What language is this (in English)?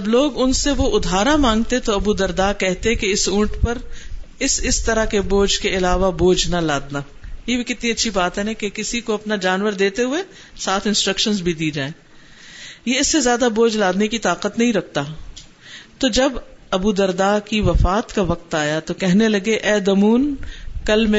Urdu